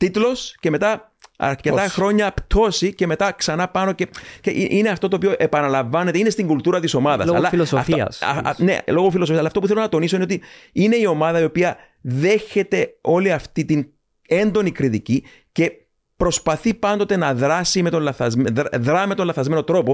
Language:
Greek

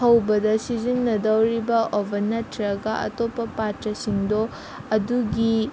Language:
Manipuri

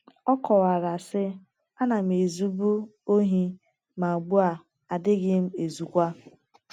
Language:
Igbo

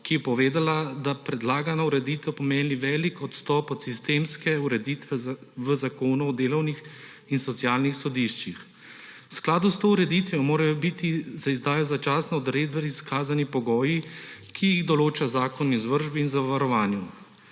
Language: Slovenian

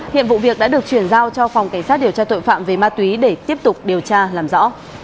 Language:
Vietnamese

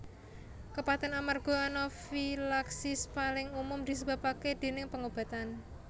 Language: Javanese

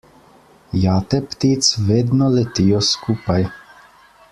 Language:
Slovenian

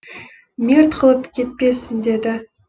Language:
Kazakh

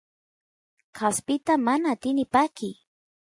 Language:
Santiago del Estero Quichua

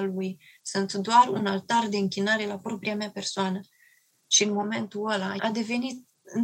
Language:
Romanian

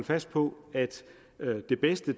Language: Danish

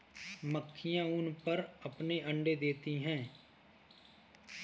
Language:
Hindi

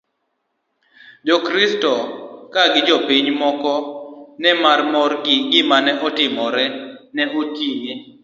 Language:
Luo (Kenya and Tanzania)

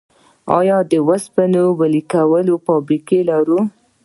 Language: Pashto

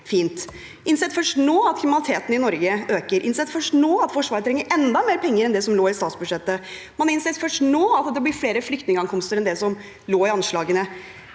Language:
Norwegian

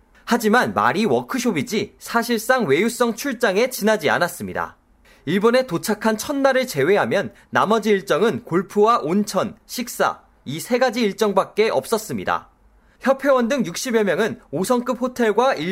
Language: Korean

